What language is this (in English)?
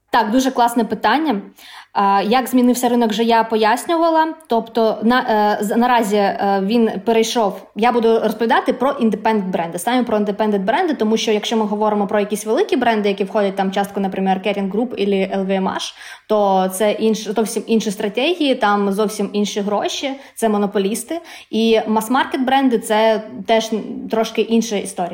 Ukrainian